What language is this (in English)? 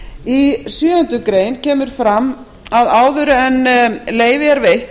Icelandic